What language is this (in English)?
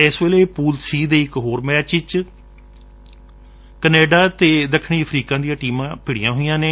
Punjabi